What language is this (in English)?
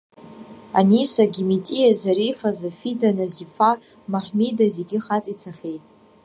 Abkhazian